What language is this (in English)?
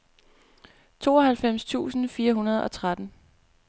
Danish